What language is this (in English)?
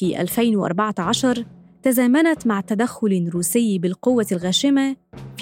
Arabic